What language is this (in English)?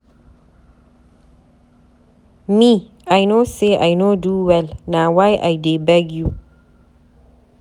Nigerian Pidgin